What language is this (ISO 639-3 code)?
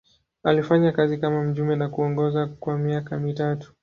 swa